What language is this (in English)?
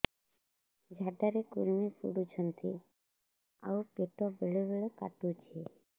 Odia